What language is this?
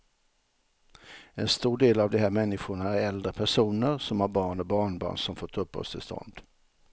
Swedish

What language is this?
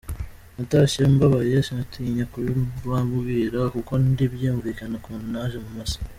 Kinyarwanda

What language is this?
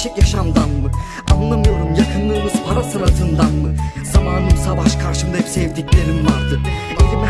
Turkish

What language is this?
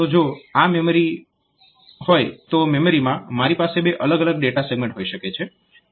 Gujarati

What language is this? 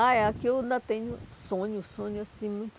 Portuguese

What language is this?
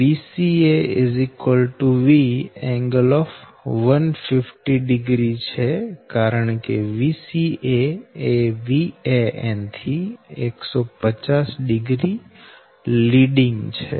Gujarati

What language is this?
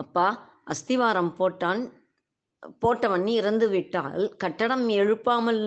Tamil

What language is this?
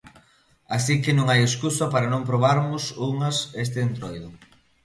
Galician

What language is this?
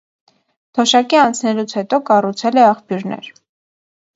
Armenian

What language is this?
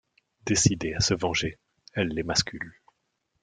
French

